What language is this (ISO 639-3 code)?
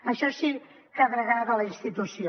cat